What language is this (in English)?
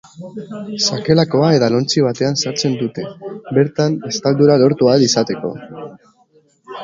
Basque